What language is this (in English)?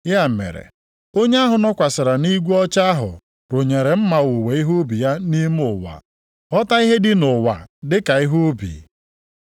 Igbo